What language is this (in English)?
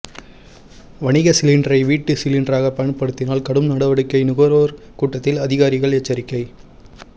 Tamil